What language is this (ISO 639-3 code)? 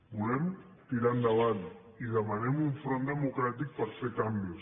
cat